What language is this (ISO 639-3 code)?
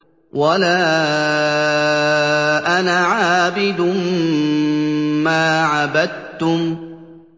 ara